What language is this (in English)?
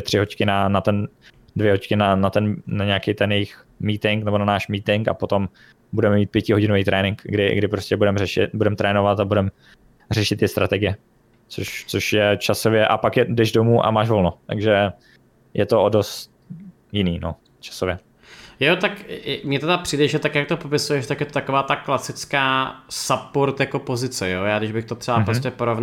Czech